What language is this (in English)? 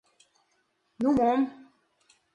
Mari